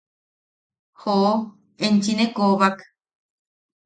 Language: Yaqui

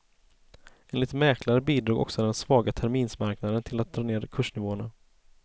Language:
Swedish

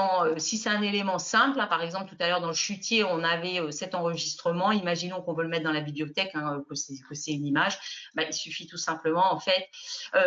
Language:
French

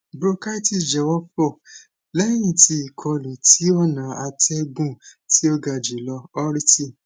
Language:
Yoruba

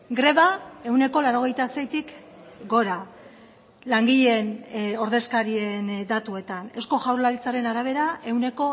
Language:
Basque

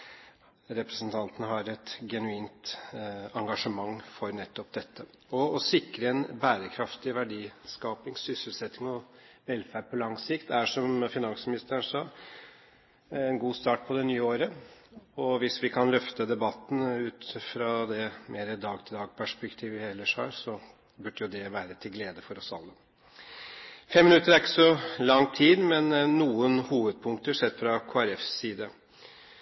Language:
Norwegian Bokmål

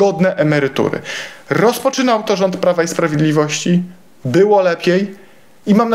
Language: Polish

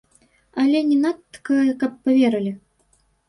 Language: Belarusian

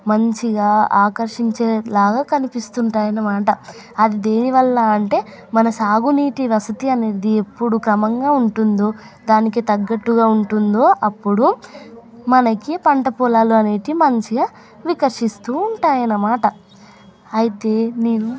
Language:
Telugu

